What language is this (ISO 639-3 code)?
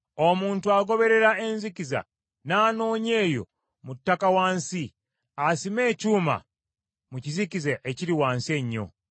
lug